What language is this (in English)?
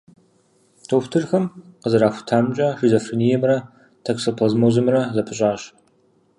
Kabardian